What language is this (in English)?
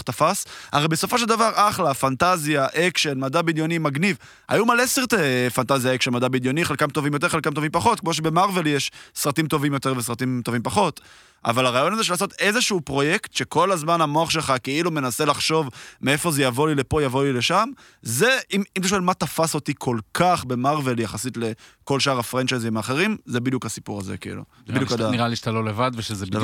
Hebrew